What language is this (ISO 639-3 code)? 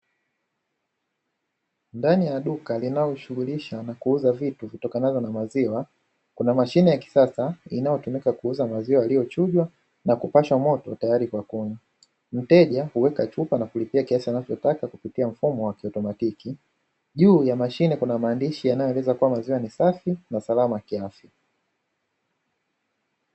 swa